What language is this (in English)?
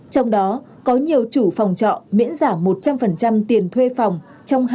Vietnamese